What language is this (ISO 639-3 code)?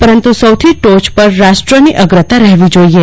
guj